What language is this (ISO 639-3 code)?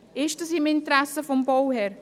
gsw